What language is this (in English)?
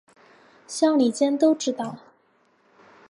Chinese